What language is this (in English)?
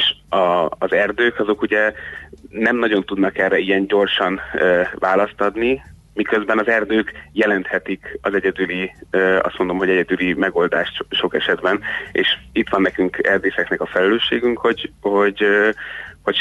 Hungarian